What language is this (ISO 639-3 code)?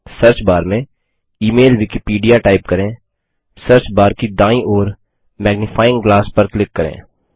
hin